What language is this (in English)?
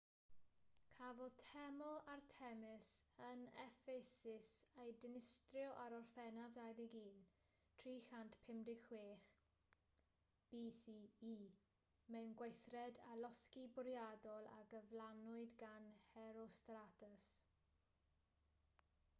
Welsh